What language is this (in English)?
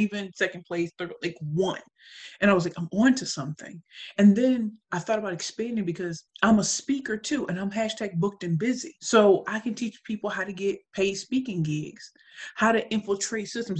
English